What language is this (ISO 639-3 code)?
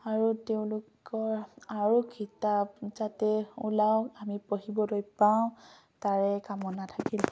asm